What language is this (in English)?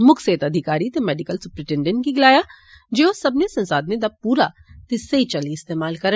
Dogri